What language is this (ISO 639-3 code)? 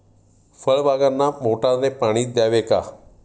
mar